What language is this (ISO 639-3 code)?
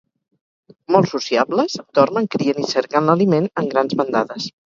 cat